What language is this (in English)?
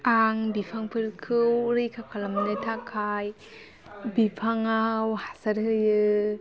Bodo